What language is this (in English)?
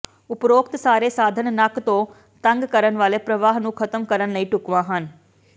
Punjabi